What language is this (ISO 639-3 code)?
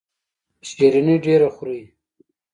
pus